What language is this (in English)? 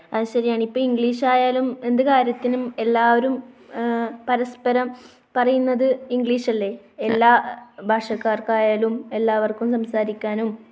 Malayalam